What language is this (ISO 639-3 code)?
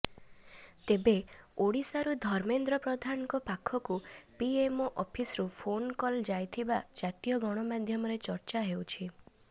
ori